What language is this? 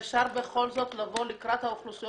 Hebrew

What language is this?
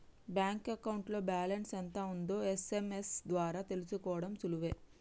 Telugu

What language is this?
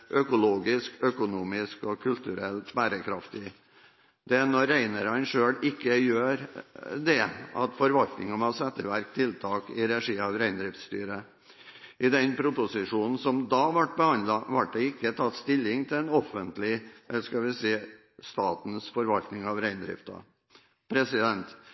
Norwegian Bokmål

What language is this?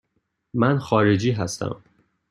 Persian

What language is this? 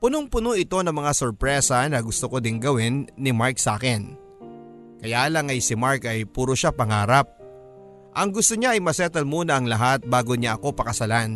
Filipino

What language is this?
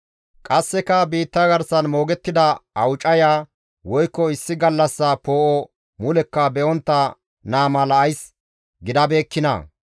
Gamo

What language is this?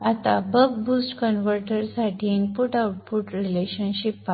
Marathi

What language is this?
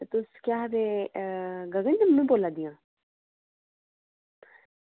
Dogri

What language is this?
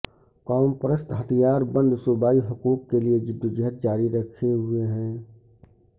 Urdu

